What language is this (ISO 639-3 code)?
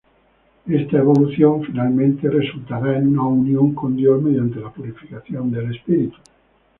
spa